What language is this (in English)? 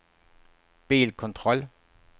Swedish